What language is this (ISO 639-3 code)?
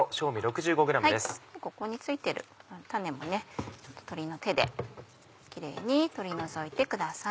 jpn